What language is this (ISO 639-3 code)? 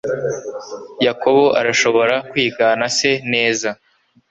kin